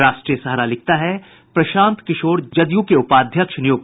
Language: Hindi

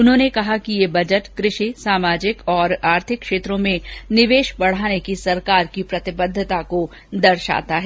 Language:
Hindi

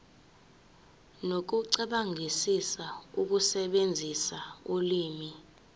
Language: Zulu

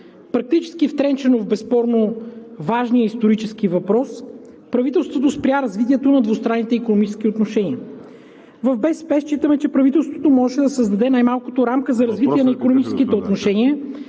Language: Bulgarian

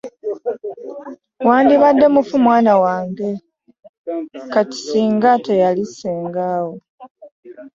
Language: Ganda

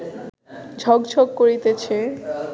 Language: Bangla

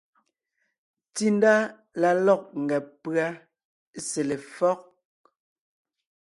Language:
Ngiemboon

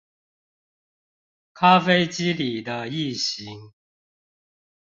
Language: Chinese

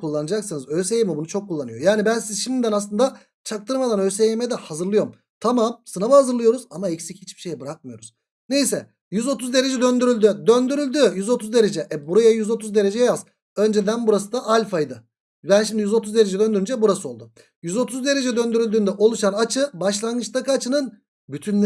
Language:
Turkish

